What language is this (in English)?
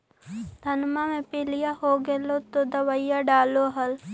Magahi